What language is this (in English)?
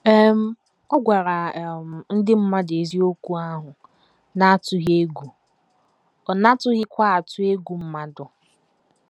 Igbo